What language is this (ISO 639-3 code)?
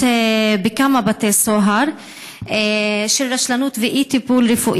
heb